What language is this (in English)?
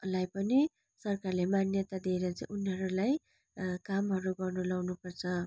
Nepali